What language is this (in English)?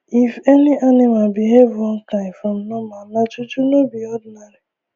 Nigerian Pidgin